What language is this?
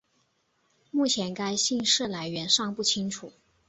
Chinese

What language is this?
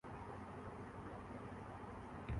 Urdu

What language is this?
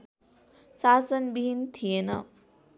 Nepali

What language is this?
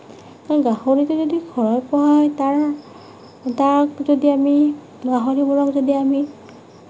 Assamese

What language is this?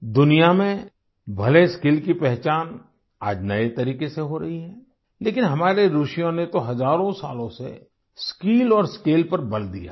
Hindi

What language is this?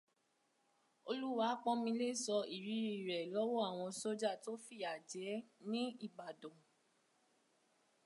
Yoruba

